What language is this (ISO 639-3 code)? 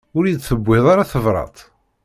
kab